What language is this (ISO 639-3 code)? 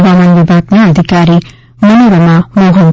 guj